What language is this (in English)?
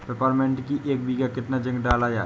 Hindi